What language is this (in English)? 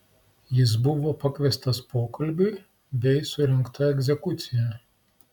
Lithuanian